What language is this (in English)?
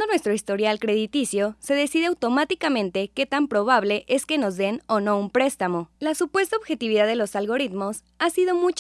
Spanish